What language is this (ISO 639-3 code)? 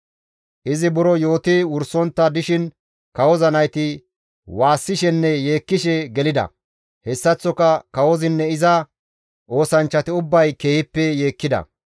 gmv